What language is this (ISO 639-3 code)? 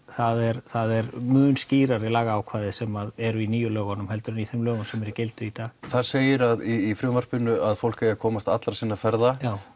isl